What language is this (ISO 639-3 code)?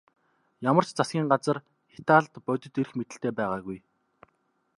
mon